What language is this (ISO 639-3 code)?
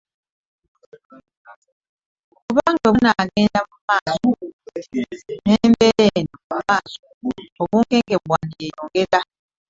lug